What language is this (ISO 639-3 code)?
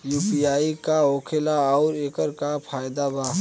bho